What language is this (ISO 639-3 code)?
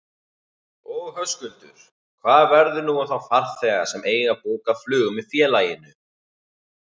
isl